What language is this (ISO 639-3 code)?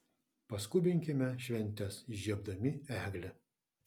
lit